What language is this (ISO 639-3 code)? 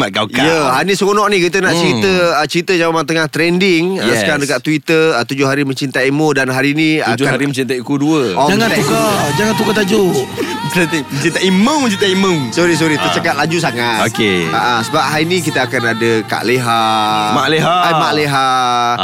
msa